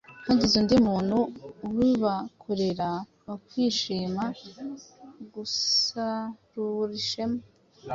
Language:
Kinyarwanda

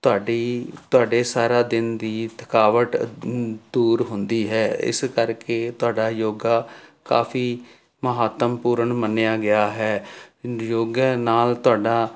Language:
Punjabi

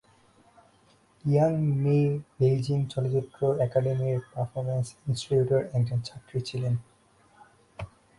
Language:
Bangla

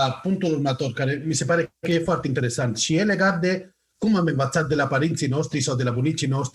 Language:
Romanian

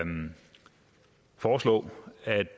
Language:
Danish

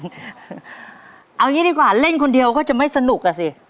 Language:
Thai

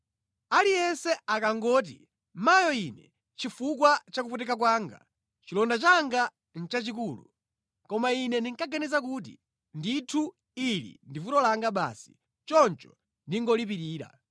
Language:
Nyanja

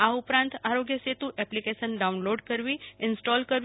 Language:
Gujarati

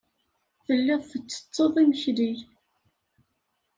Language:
Kabyle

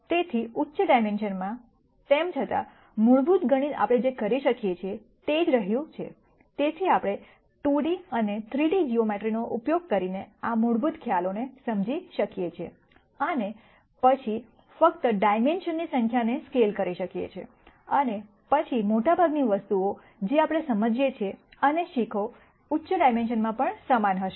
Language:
Gujarati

